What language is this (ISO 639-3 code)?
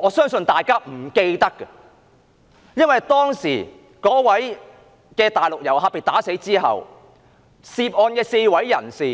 yue